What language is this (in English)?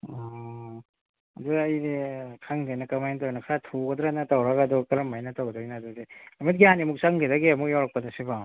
Manipuri